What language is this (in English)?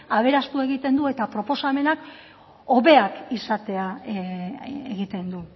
Basque